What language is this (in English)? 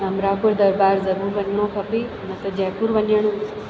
Sindhi